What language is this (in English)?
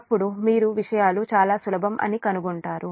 Telugu